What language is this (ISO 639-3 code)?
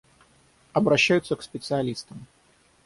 rus